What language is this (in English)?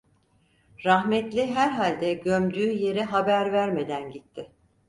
Turkish